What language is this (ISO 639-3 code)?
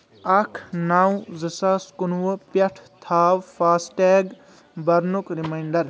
kas